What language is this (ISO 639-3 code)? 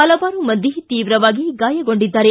kan